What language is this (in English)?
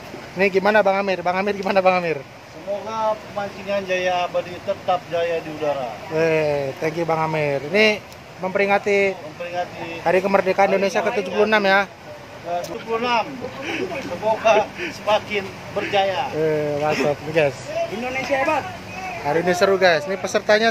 Indonesian